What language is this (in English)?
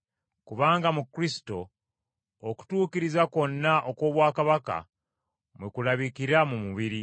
Ganda